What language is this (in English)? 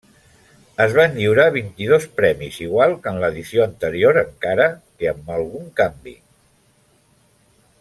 Catalan